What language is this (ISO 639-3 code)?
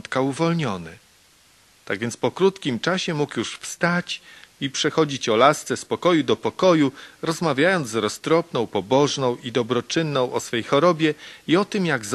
pol